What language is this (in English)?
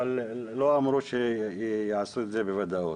Hebrew